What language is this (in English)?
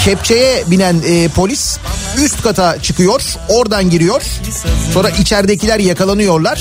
Turkish